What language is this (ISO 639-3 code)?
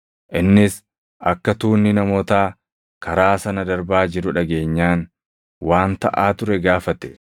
orm